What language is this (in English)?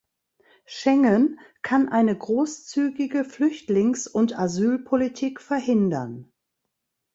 German